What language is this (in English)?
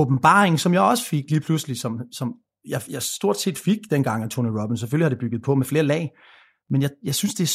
Danish